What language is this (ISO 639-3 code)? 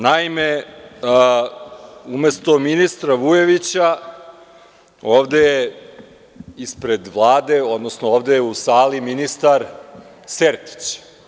srp